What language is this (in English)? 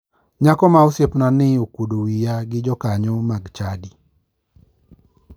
Luo (Kenya and Tanzania)